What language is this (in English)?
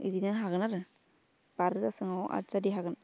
Bodo